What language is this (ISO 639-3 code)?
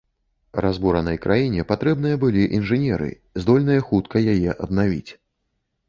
bel